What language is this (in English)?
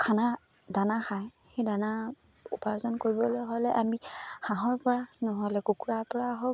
Assamese